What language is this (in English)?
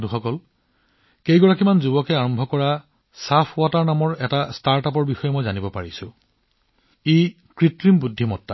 Assamese